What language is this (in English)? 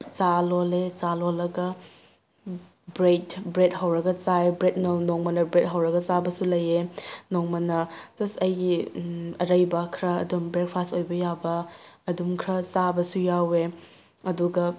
Manipuri